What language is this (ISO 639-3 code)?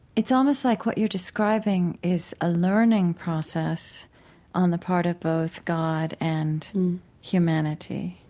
eng